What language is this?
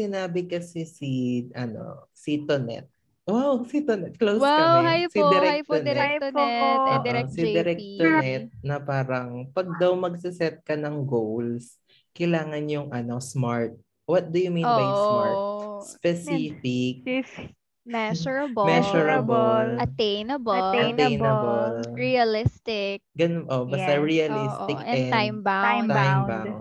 Filipino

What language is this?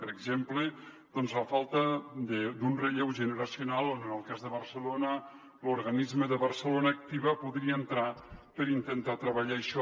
Catalan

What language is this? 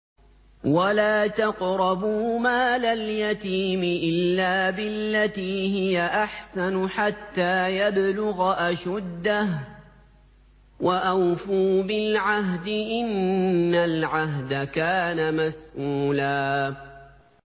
Arabic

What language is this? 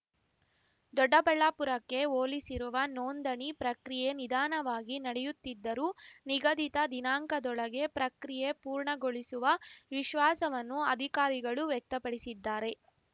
Kannada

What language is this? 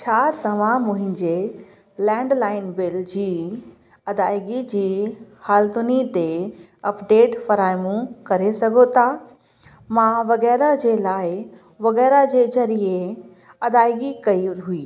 Sindhi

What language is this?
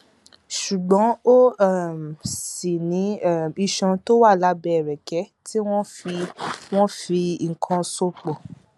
Yoruba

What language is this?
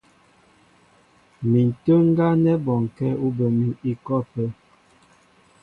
Mbo (Cameroon)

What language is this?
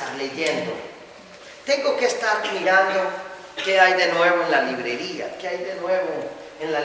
Spanish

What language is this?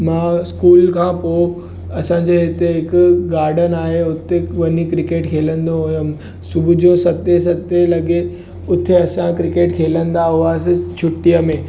Sindhi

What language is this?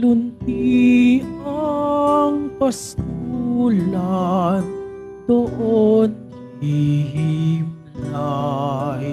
Filipino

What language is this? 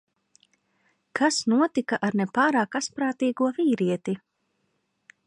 Latvian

